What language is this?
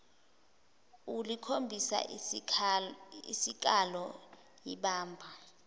Zulu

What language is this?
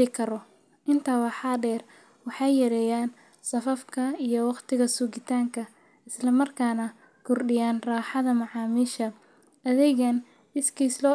Somali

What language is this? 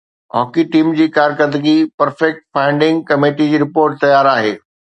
Sindhi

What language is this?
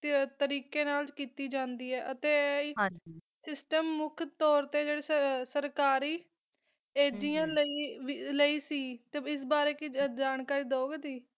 Punjabi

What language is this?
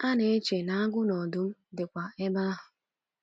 Igbo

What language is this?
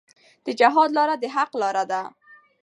Pashto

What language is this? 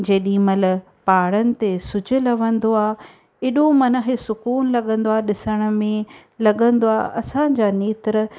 Sindhi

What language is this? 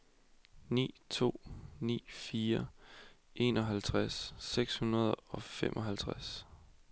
Danish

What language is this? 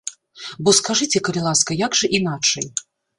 Belarusian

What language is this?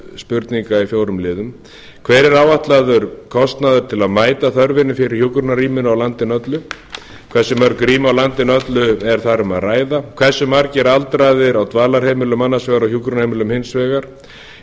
Icelandic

